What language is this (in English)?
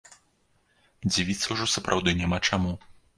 Belarusian